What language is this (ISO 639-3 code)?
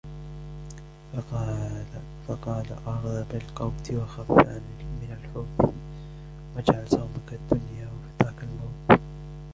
ara